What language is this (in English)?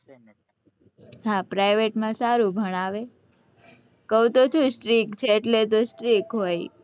Gujarati